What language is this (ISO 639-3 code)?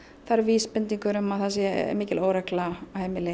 isl